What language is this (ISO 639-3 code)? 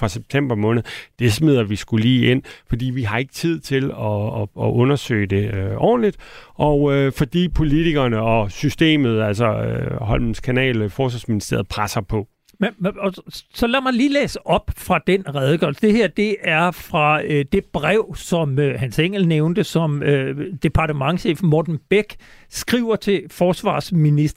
dan